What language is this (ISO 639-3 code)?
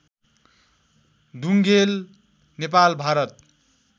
nep